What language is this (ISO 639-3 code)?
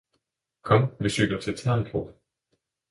dan